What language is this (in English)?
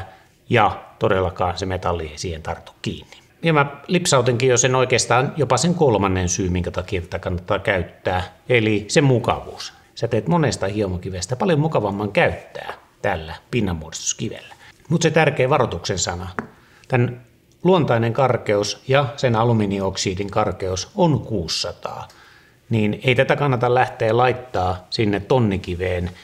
Finnish